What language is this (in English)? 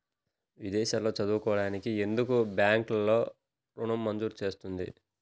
Telugu